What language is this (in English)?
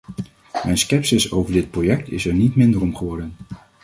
Dutch